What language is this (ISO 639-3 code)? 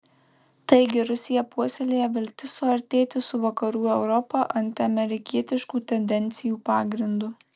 lit